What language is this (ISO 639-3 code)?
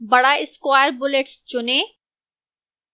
hin